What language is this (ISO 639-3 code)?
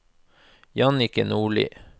nor